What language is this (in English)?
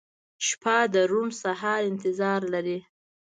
Pashto